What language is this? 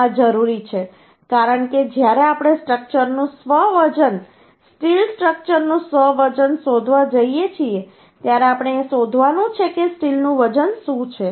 Gujarati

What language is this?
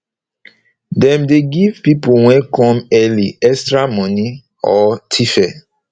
Nigerian Pidgin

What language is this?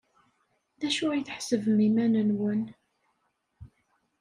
Kabyle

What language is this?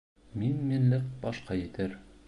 Bashkir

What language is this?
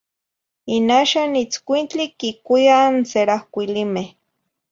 Zacatlán-Ahuacatlán-Tepetzintla Nahuatl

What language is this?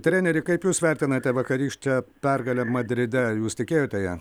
Lithuanian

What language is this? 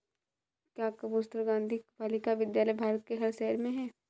Hindi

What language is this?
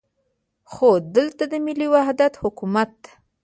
Pashto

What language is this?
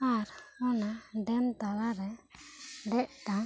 Santali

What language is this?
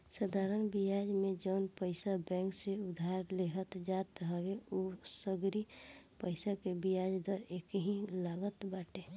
Bhojpuri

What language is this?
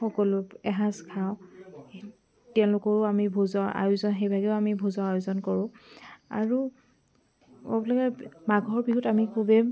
Assamese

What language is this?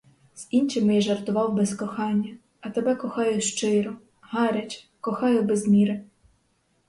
Ukrainian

